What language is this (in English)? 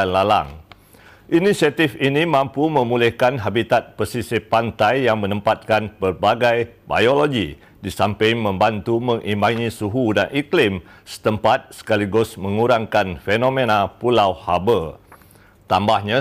Malay